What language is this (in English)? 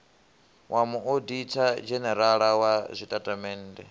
Venda